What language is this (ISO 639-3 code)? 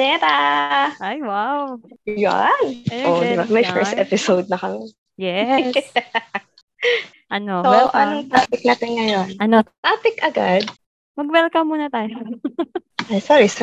fil